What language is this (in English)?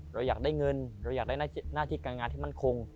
Thai